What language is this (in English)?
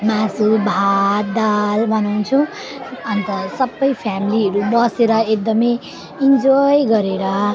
Nepali